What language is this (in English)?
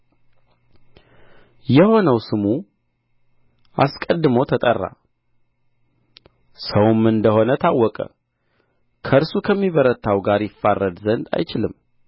Amharic